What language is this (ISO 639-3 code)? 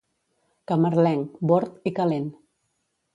cat